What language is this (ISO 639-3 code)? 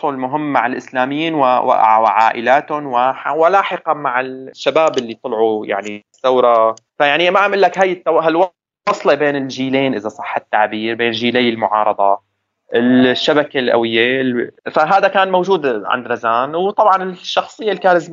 ara